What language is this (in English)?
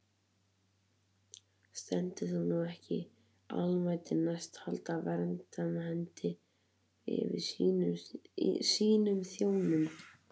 Icelandic